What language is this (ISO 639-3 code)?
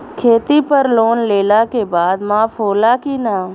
bho